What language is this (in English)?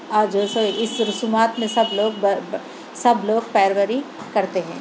Urdu